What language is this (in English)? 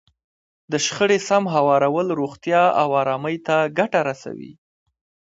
Pashto